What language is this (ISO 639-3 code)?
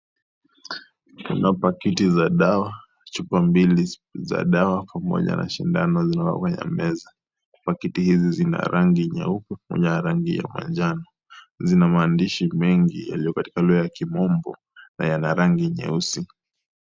swa